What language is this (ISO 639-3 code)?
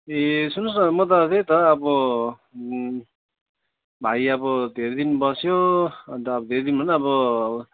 nep